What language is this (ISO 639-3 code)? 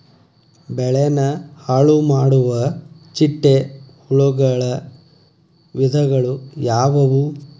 kan